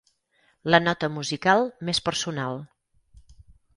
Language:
Catalan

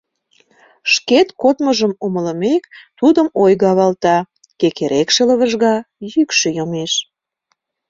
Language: Mari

